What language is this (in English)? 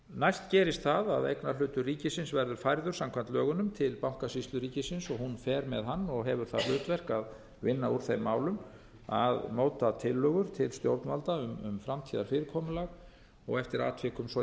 Icelandic